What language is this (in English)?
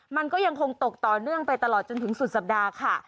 Thai